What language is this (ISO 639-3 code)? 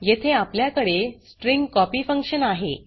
mar